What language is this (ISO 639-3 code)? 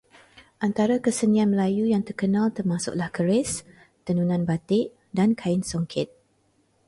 msa